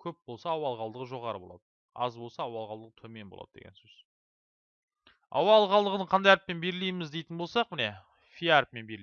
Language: Turkish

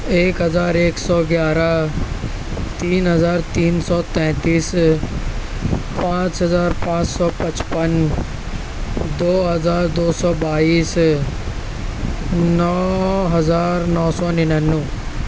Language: Urdu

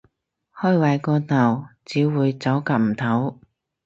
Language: Cantonese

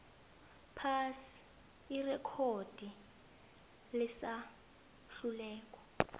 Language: South Ndebele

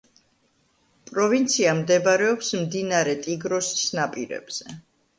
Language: Georgian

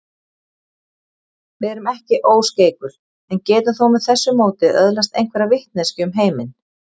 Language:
Icelandic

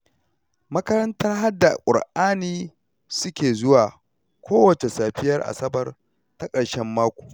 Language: Hausa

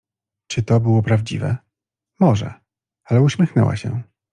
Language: Polish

